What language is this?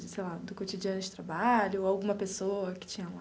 Portuguese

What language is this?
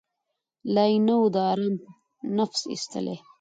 Pashto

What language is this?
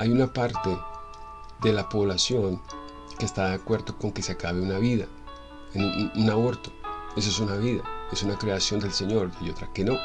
Spanish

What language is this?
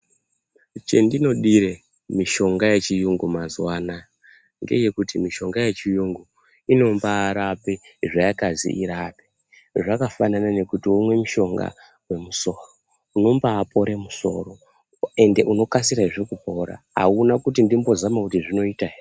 Ndau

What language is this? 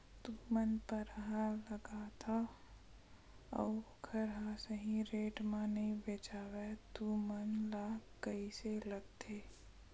Chhattisgarhi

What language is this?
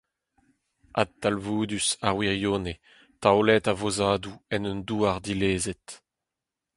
Breton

